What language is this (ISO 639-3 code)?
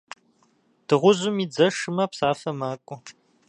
kbd